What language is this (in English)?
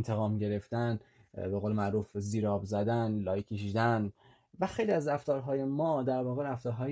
Persian